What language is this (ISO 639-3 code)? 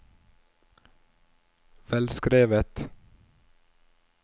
nor